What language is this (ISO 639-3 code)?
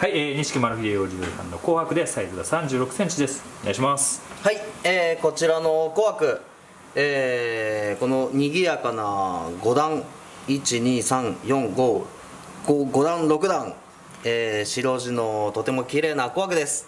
jpn